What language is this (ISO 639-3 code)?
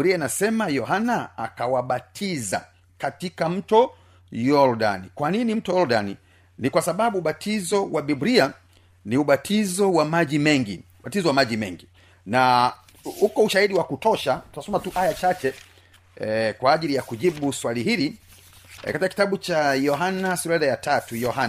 swa